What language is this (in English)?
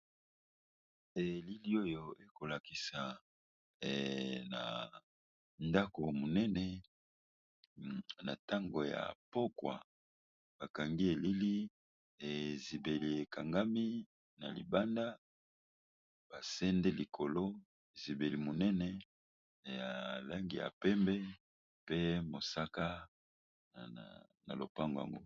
Lingala